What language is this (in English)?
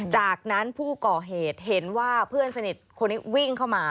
Thai